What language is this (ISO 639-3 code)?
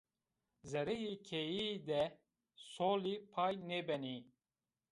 zza